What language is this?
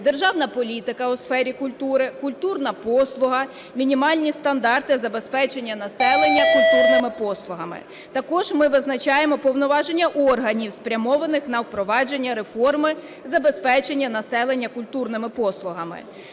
Ukrainian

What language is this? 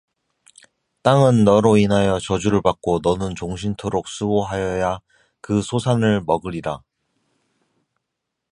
Korean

